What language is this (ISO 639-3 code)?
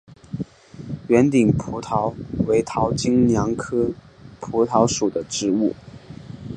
zho